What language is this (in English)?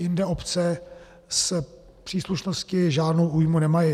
Czech